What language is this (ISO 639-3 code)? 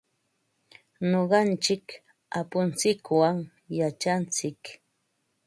qva